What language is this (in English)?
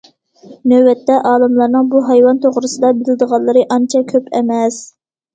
Uyghur